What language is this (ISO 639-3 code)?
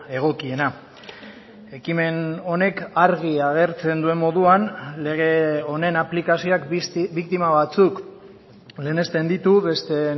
eus